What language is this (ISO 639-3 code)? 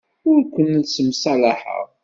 kab